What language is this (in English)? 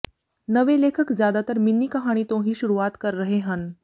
Punjabi